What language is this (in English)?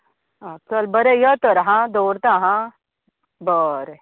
Konkani